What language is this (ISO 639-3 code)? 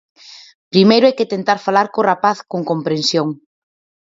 glg